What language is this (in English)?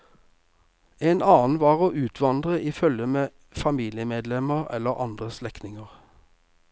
Norwegian